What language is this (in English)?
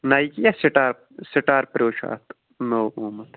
Kashmiri